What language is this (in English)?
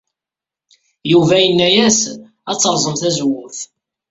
Kabyle